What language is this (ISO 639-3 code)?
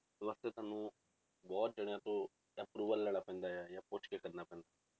pan